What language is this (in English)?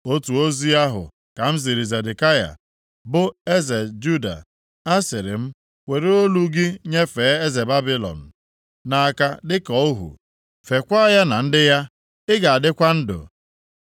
Igbo